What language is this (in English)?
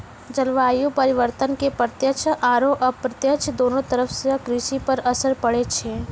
Maithili